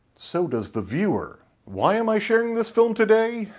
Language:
English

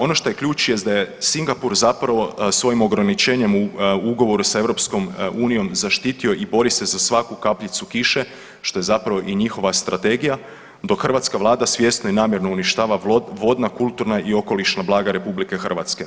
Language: Croatian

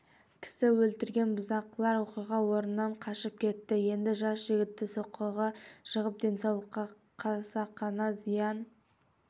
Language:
Kazakh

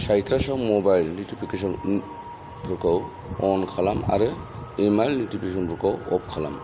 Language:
Bodo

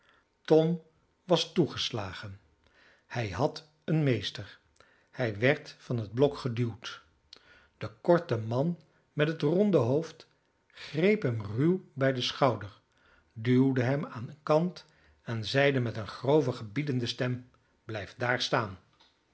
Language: Dutch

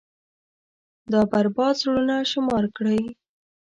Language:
Pashto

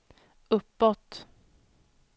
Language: Swedish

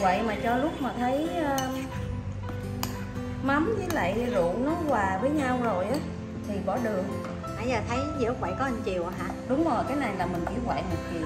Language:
Vietnamese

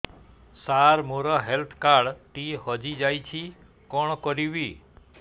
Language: Odia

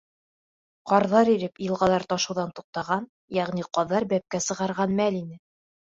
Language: Bashkir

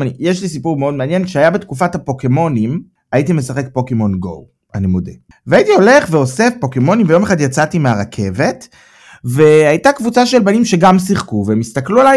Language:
Hebrew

